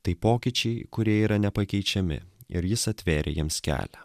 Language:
Lithuanian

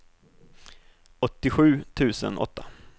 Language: Swedish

